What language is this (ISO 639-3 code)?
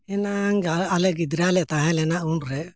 sat